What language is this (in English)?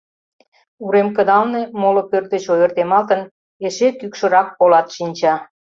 Mari